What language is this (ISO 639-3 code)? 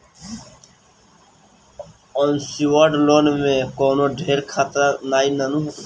bho